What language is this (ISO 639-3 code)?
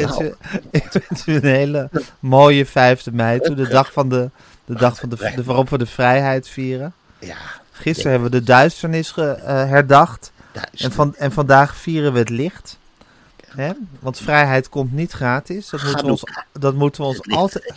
nld